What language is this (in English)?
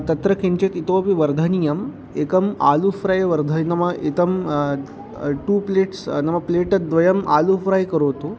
Sanskrit